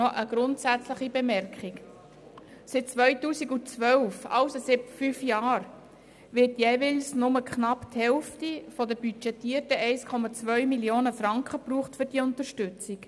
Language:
Swiss German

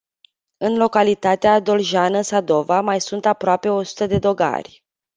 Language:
Romanian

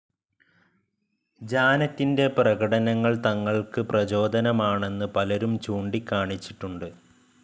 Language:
Malayalam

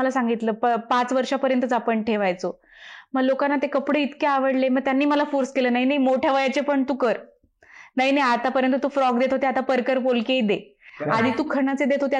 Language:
Marathi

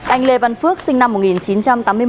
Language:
Vietnamese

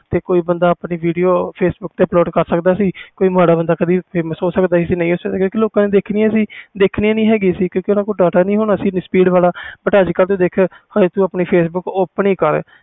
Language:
Punjabi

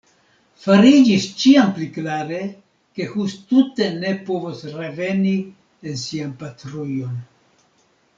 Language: Esperanto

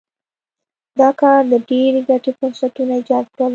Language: Pashto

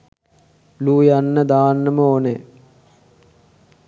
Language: Sinhala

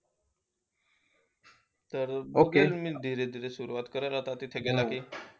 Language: Marathi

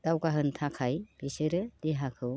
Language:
Bodo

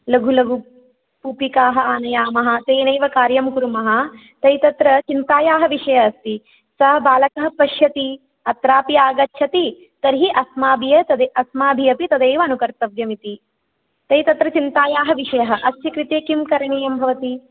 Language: Sanskrit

